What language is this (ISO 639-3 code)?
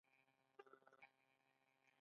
pus